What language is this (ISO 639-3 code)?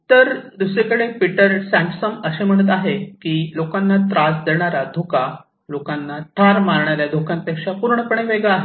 mar